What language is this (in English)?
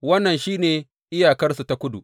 Hausa